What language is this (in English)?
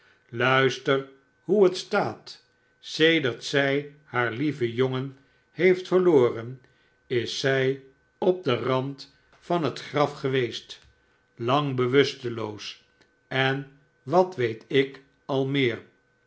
Dutch